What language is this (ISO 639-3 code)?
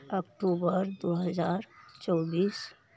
mai